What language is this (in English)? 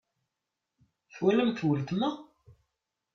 Kabyle